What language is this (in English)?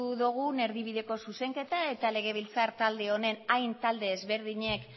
Basque